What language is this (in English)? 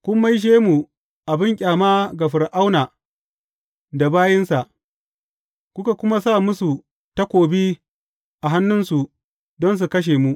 Hausa